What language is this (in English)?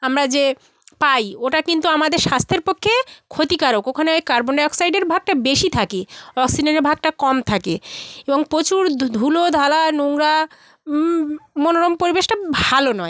Bangla